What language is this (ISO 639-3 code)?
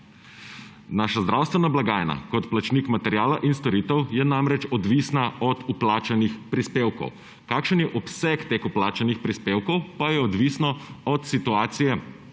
slv